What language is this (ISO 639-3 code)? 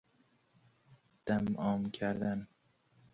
fas